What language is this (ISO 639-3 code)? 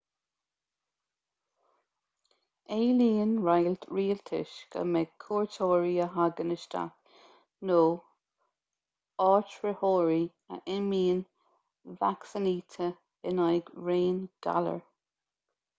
gle